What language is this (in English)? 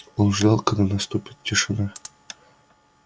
Russian